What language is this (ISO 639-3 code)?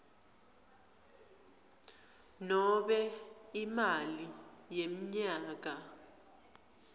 ssw